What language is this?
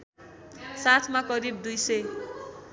Nepali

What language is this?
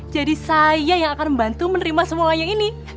Indonesian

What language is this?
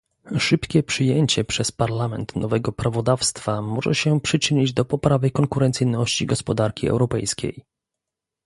Polish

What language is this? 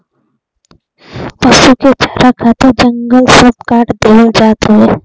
Bhojpuri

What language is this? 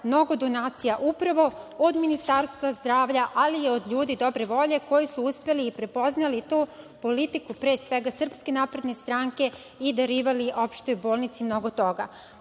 Serbian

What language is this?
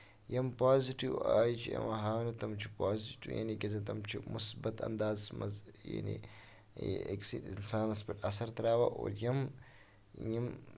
Kashmiri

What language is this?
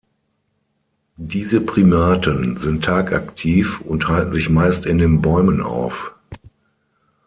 German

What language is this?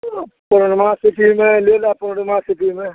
Maithili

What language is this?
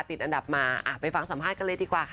Thai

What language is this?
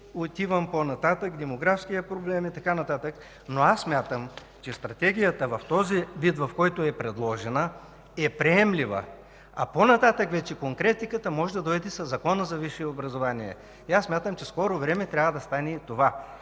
Bulgarian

